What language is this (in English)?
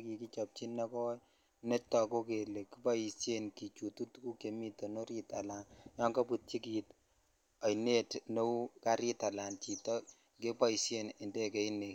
Kalenjin